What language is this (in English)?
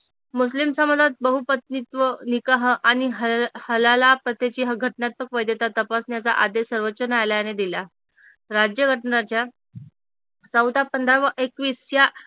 Marathi